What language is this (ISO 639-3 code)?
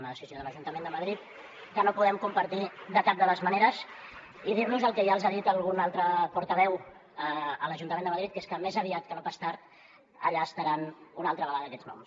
cat